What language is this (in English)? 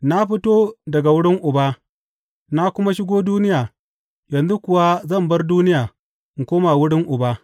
Hausa